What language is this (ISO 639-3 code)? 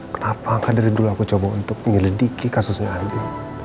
ind